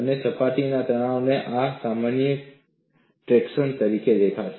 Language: Gujarati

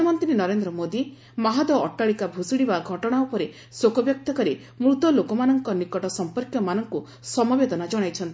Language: Odia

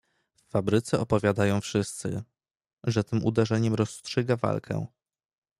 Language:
Polish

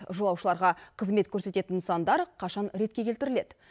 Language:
Kazakh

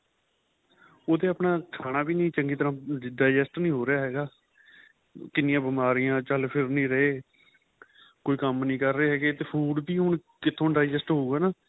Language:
Punjabi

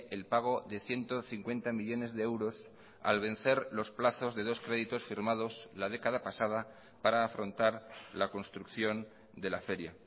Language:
Spanish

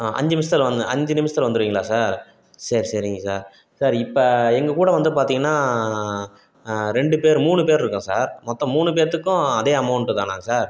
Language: Tamil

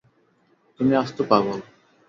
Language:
Bangla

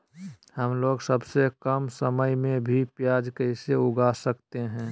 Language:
Magahi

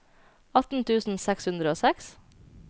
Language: Norwegian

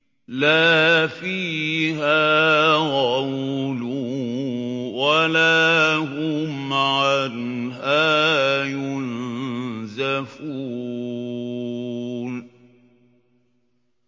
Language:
Arabic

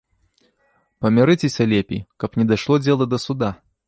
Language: Belarusian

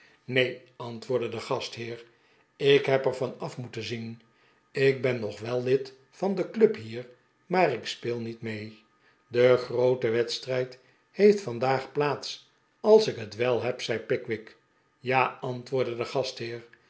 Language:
Dutch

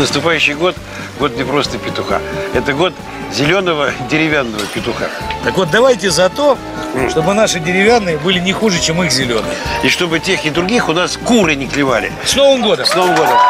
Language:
Russian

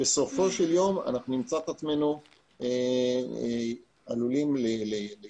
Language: Hebrew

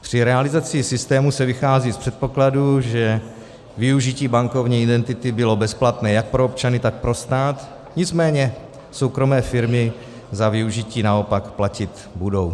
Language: Czech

